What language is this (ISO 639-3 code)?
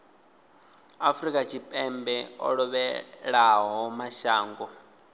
ven